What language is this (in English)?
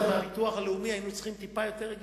Hebrew